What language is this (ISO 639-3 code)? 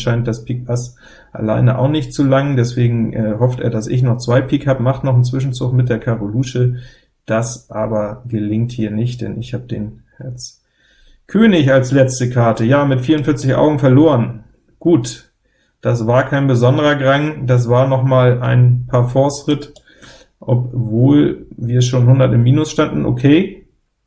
deu